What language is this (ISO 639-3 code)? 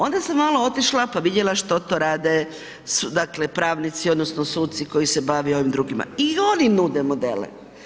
hrv